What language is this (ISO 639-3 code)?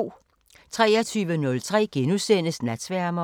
dan